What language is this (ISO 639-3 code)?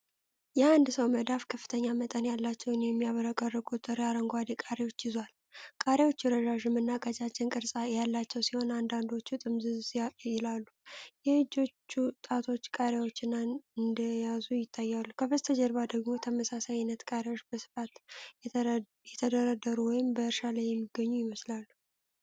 amh